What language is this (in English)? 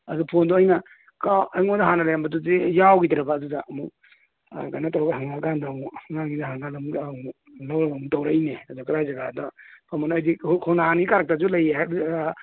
Manipuri